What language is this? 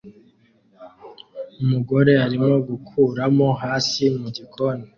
Kinyarwanda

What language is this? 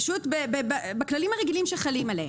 Hebrew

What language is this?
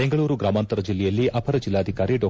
Kannada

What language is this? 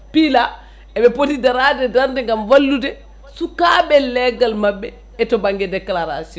Fula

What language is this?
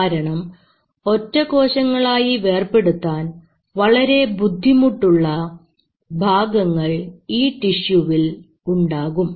Malayalam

